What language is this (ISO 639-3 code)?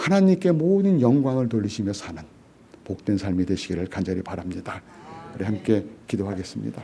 kor